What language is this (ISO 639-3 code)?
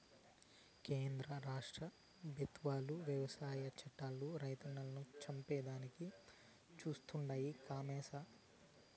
tel